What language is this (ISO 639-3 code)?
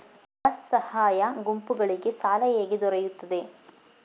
kan